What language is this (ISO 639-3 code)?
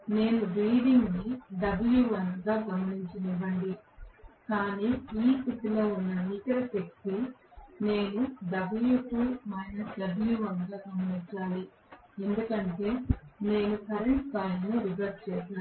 tel